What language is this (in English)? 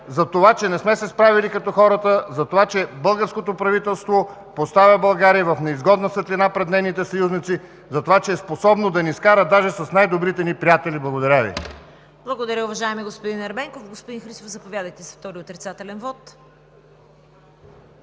Bulgarian